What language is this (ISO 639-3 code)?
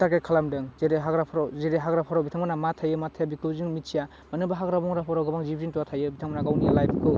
brx